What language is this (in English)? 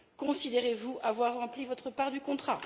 French